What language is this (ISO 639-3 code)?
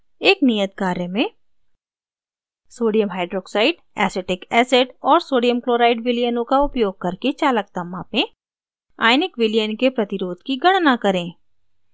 hin